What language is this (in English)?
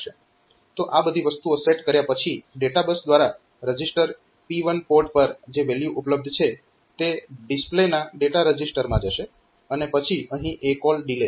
Gujarati